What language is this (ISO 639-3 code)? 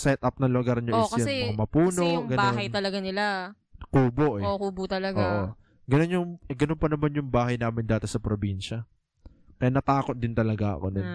fil